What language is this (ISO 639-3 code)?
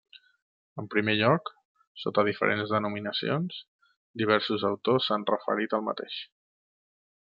cat